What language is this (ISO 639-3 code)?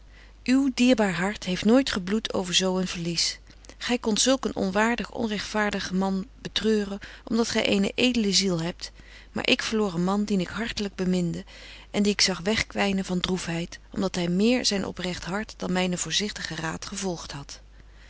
nld